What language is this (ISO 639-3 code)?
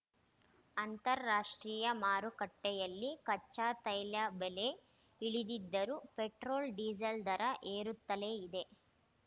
kan